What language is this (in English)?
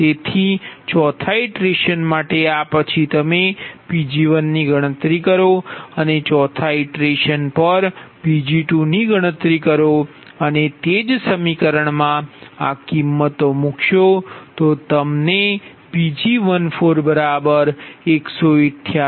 Gujarati